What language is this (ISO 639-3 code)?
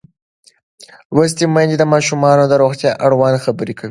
pus